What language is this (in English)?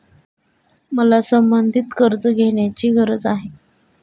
Marathi